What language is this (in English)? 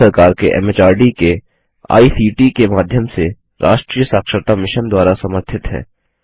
Hindi